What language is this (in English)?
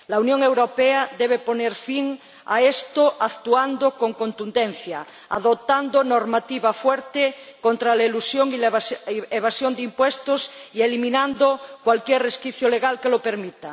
Spanish